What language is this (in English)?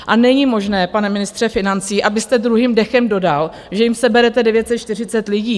Czech